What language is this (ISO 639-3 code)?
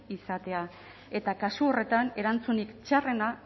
eus